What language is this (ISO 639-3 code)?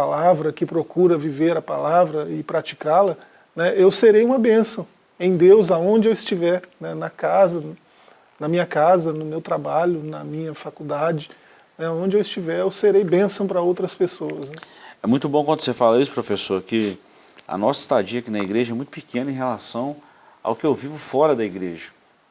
por